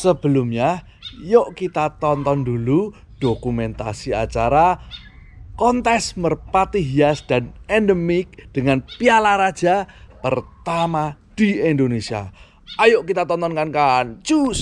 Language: Indonesian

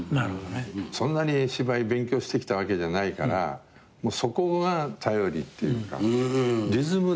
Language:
Japanese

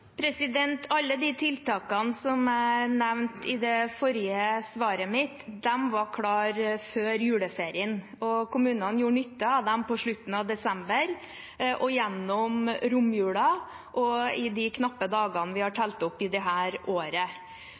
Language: Norwegian Bokmål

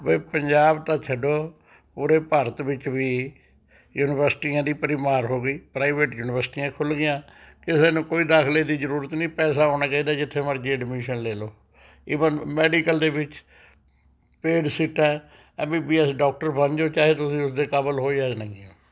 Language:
Punjabi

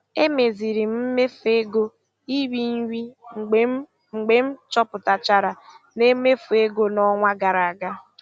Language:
Igbo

